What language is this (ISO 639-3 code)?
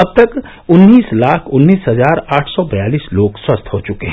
hin